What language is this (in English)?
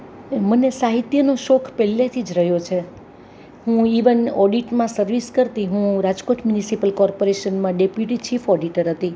Gujarati